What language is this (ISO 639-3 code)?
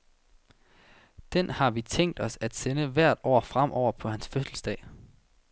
dan